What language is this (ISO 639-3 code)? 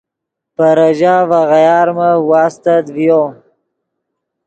ydg